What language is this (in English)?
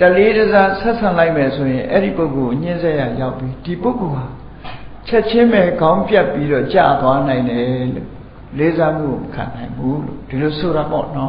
Vietnamese